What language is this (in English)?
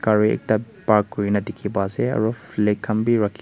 Naga Pidgin